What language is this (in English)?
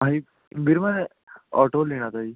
Punjabi